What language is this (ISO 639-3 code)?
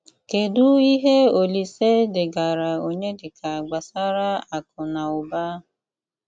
ibo